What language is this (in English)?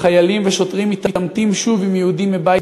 Hebrew